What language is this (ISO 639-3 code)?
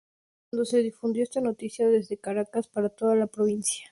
spa